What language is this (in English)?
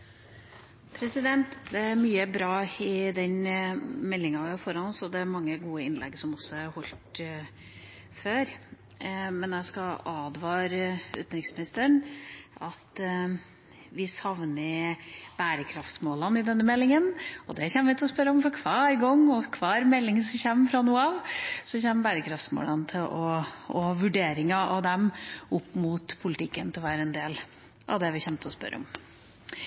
Norwegian Bokmål